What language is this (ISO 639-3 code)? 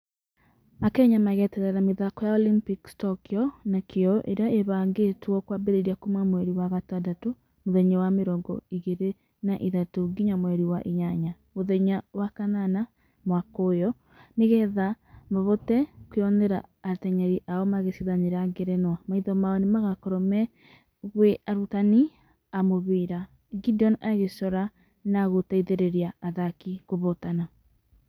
kik